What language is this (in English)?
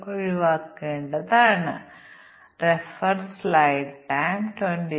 Malayalam